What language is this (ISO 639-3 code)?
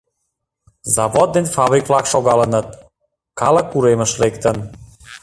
chm